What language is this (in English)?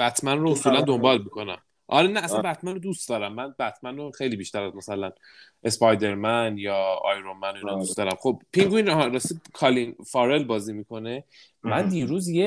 Persian